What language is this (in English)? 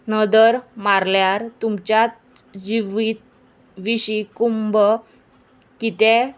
Konkani